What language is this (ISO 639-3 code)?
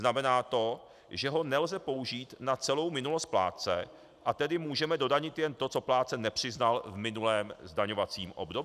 ces